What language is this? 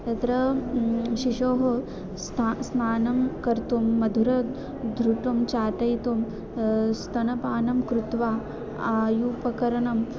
Sanskrit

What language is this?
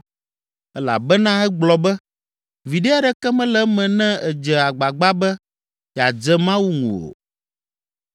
Ewe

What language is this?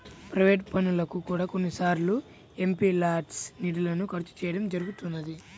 Telugu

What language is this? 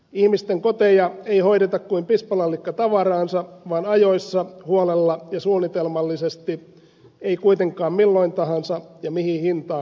Finnish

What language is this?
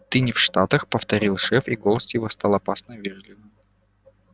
Russian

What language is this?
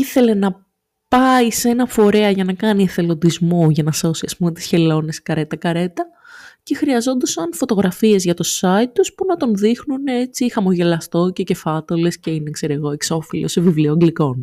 Greek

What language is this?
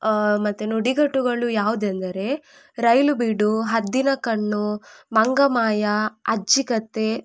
Kannada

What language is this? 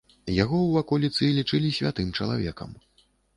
Belarusian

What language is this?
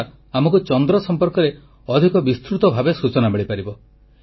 Odia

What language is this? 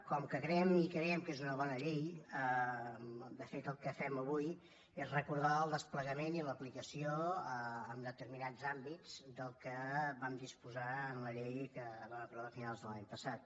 Catalan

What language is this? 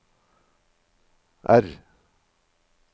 Norwegian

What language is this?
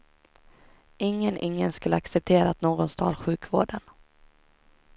Swedish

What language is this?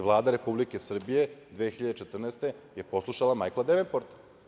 Serbian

